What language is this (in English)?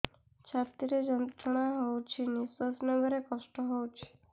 Odia